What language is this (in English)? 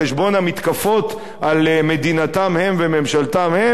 Hebrew